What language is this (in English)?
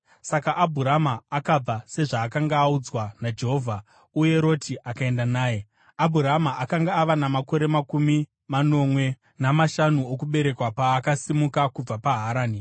Shona